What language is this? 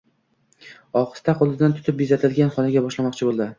Uzbek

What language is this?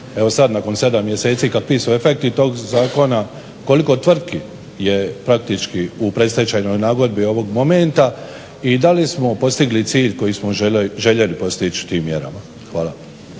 Croatian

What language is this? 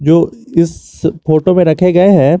Hindi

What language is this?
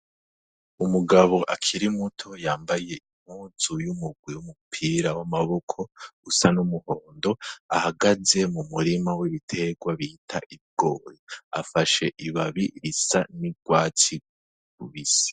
Rundi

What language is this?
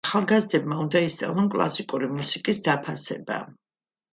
Georgian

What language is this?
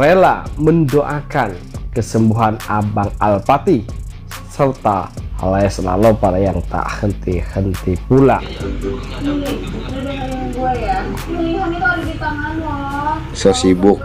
Indonesian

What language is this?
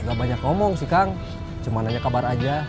Indonesian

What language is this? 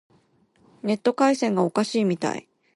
Japanese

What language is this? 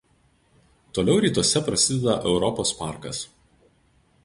Lithuanian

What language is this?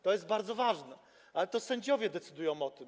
Polish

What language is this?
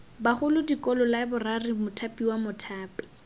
Tswana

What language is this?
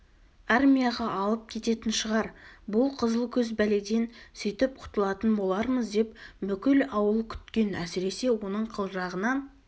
Kazakh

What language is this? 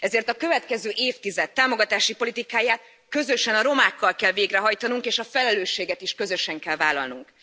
Hungarian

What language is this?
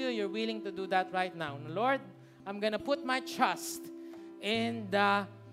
Filipino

